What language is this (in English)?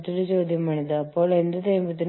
Malayalam